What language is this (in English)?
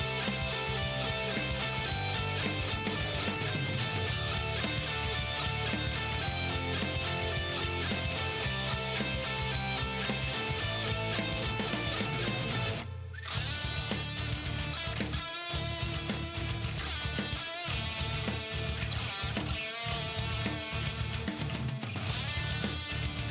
Thai